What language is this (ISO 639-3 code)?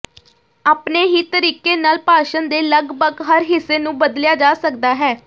pan